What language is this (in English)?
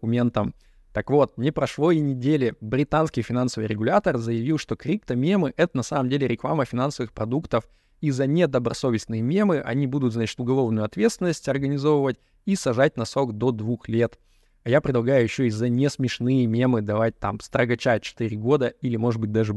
Russian